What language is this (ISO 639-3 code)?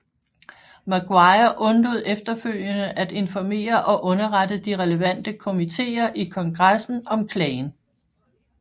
dan